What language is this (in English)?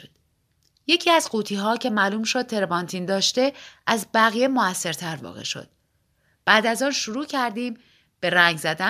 Persian